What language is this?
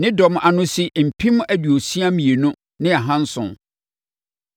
Akan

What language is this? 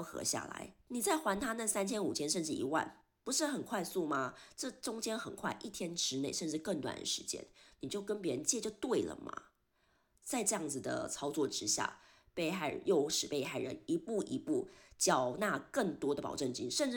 Chinese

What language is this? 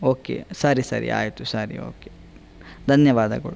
Kannada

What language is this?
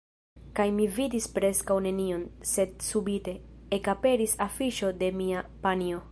Esperanto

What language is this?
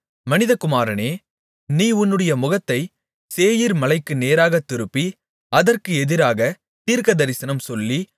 Tamil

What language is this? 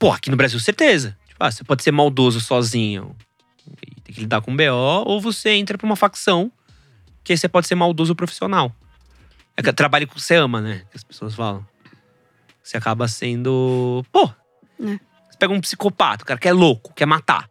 Portuguese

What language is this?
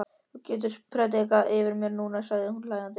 Icelandic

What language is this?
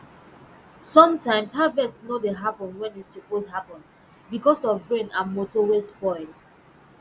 Nigerian Pidgin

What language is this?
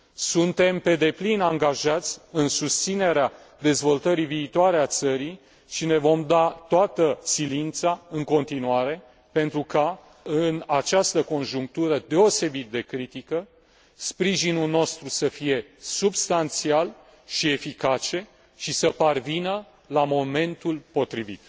Romanian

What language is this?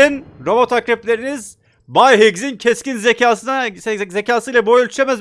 Turkish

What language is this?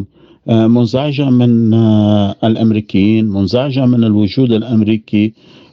Arabic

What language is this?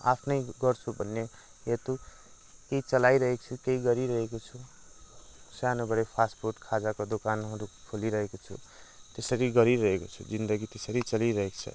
Nepali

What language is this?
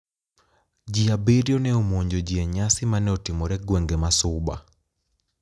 Luo (Kenya and Tanzania)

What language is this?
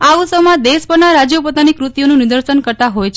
Gujarati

